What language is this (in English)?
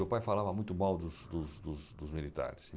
Portuguese